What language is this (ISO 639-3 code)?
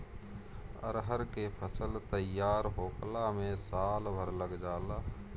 bho